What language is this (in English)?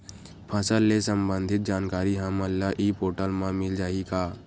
Chhattisgarhi